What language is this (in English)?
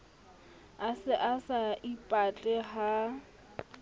Southern Sotho